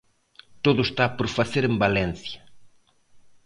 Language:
Galician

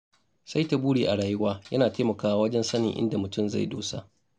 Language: Hausa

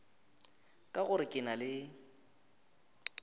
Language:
Northern Sotho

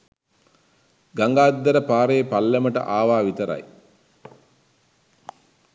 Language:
Sinhala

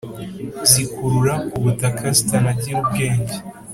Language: Kinyarwanda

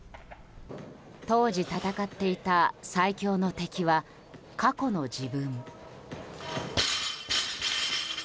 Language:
Japanese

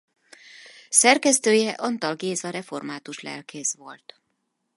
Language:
Hungarian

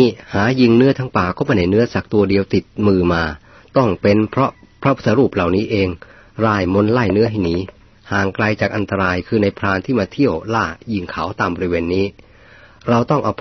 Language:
Thai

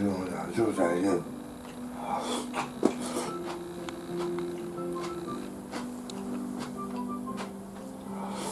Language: Japanese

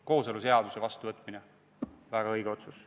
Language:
Estonian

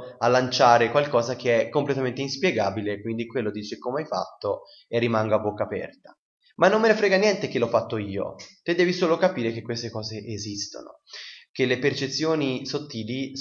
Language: Italian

